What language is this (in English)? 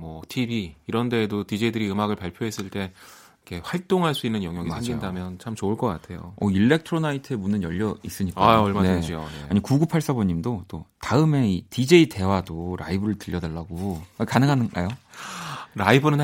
Korean